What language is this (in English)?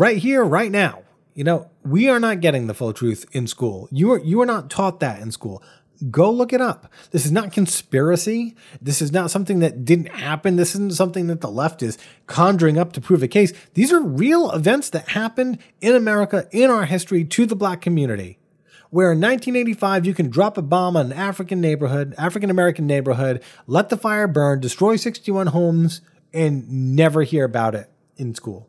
English